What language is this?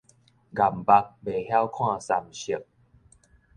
Min Nan Chinese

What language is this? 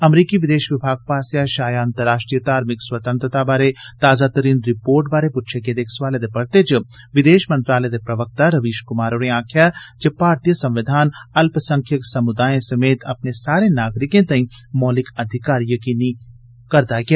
Dogri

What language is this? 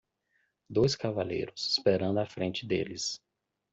Portuguese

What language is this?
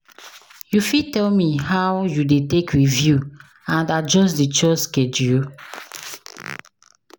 Nigerian Pidgin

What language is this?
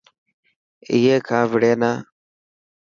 Dhatki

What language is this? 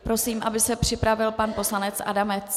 Czech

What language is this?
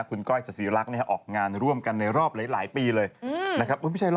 Thai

